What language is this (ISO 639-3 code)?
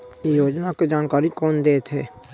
hne